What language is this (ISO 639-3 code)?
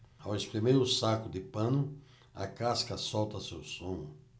por